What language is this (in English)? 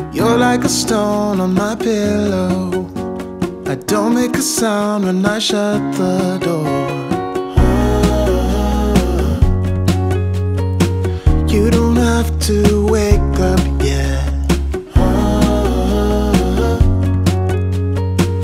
Spanish